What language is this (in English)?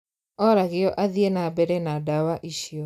Kikuyu